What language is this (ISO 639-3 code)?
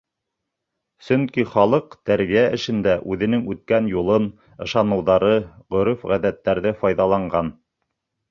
bak